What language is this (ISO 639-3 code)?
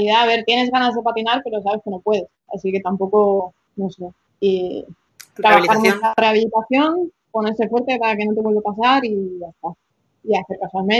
spa